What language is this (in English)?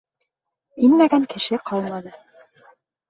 Bashkir